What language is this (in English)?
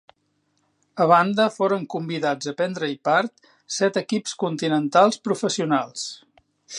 Catalan